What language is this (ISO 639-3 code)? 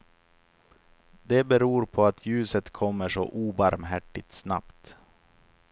swe